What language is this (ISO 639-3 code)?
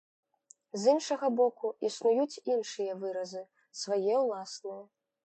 bel